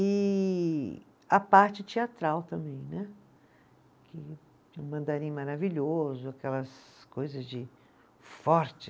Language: Portuguese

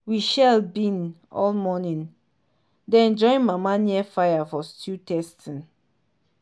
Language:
Nigerian Pidgin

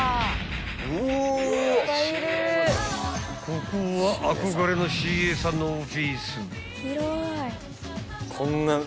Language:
Japanese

